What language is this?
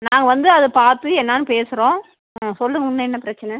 Tamil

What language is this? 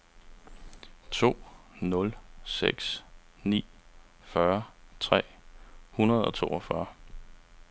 Danish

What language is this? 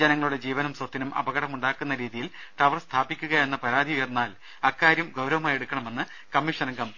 Malayalam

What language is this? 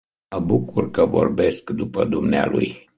Romanian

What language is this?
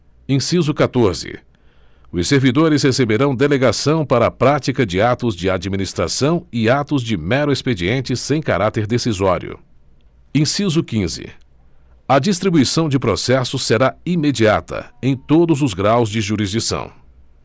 Portuguese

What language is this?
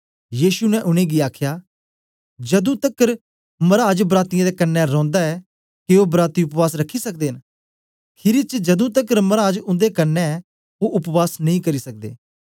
Dogri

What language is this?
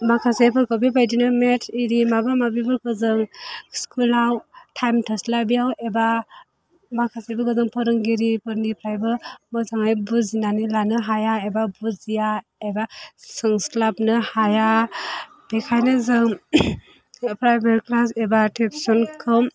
Bodo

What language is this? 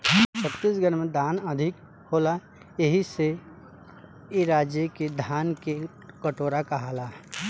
Bhojpuri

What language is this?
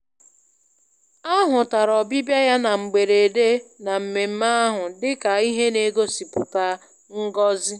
Igbo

